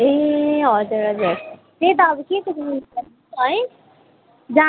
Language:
Nepali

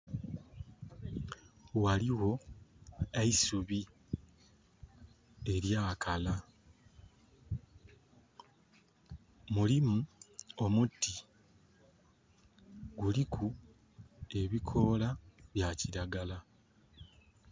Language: Soga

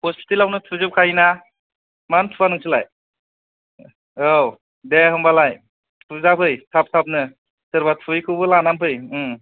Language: Bodo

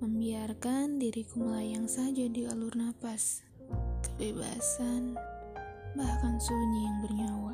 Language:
Indonesian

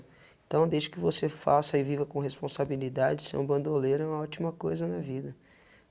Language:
Portuguese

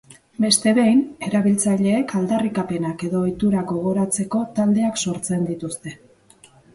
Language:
Basque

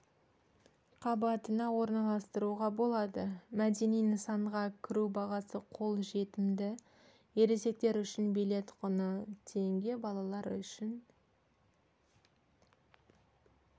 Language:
Kazakh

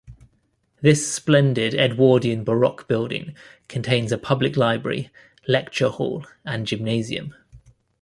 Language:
English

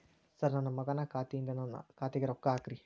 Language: Kannada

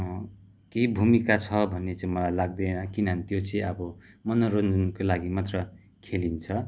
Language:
Nepali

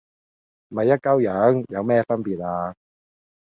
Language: Cantonese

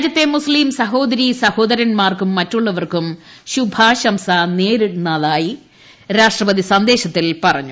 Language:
Malayalam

